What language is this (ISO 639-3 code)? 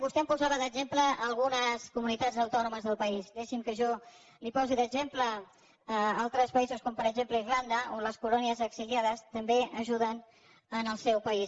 cat